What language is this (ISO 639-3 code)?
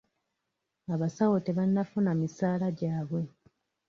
lug